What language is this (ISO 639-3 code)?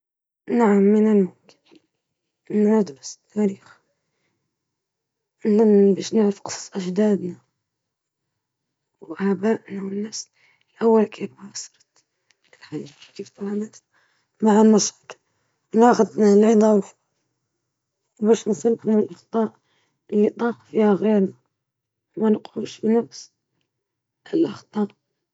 ayl